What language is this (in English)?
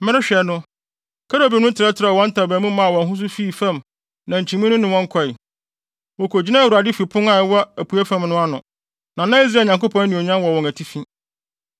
Akan